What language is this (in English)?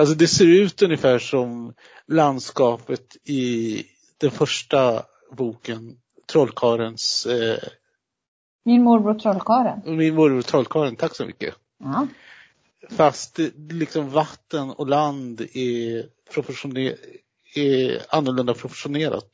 Swedish